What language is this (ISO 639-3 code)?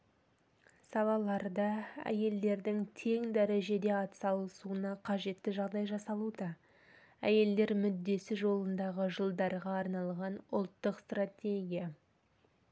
kaz